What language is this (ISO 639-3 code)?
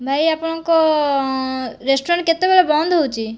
ori